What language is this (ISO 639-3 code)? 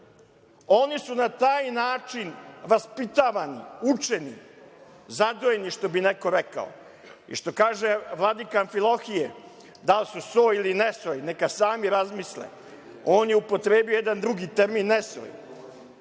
srp